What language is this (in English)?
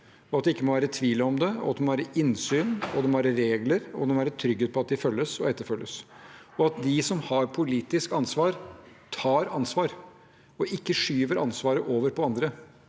Norwegian